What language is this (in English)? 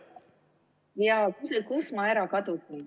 Estonian